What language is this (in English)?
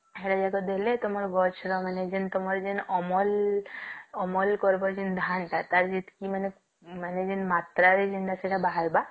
Odia